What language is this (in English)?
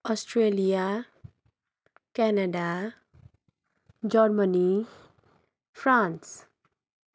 Nepali